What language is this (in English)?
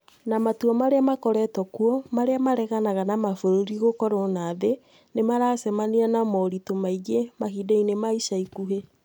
Kikuyu